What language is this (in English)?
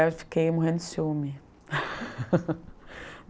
Portuguese